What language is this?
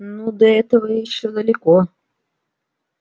Russian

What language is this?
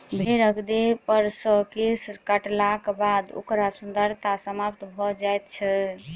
Maithili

